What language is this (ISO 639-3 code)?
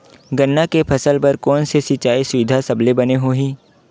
hne